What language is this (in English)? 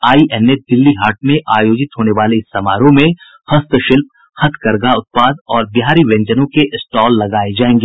Hindi